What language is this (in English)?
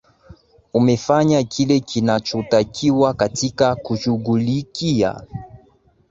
Swahili